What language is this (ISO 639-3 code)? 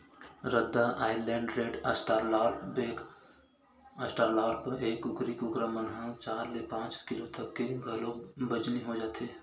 hne